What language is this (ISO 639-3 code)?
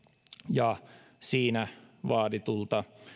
fin